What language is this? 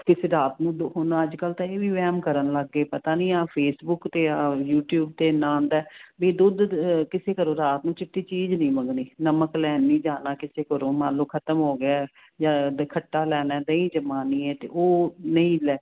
Punjabi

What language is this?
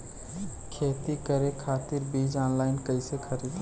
Bhojpuri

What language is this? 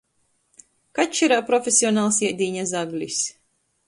Latgalian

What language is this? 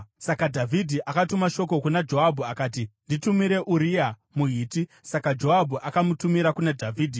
Shona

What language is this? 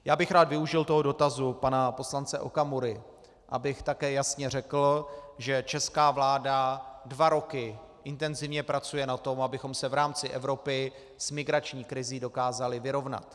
Czech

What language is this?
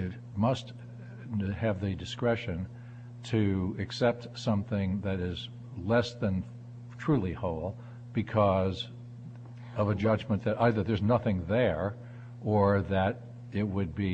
English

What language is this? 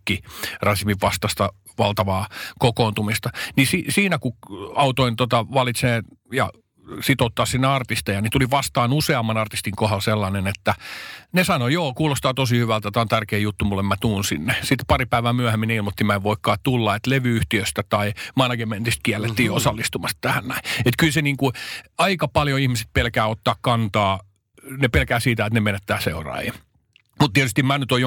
Finnish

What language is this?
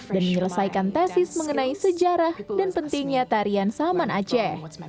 Indonesian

